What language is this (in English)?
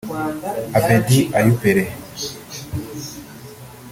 Kinyarwanda